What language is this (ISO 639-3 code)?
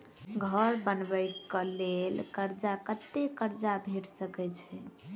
mai